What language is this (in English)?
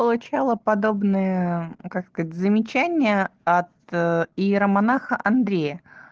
Russian